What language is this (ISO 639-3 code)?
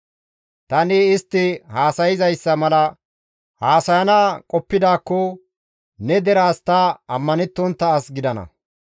gmv